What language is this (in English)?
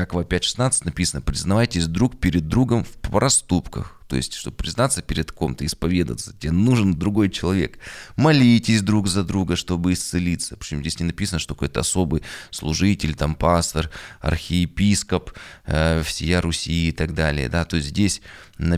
Russian